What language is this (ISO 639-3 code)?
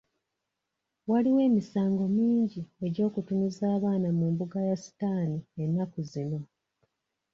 lug